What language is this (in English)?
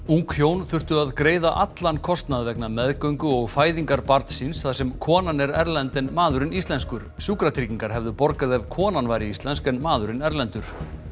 Icelandic